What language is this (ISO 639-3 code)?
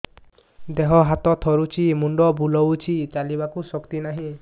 ori